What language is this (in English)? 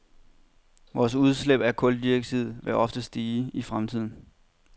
Danish